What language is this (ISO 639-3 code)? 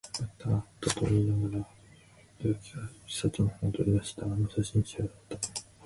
jpn